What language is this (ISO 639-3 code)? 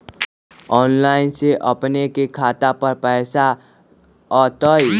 mag